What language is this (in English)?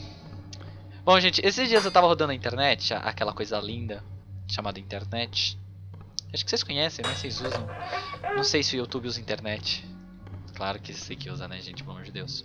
Portuguese